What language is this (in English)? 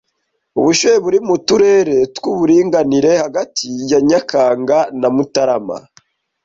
Kinyarwanda